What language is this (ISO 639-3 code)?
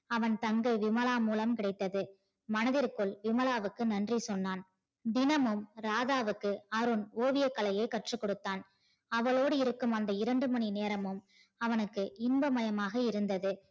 tam